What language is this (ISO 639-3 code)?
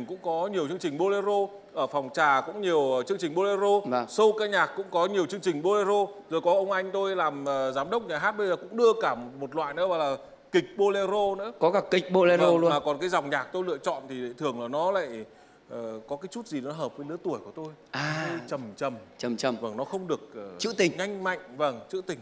vie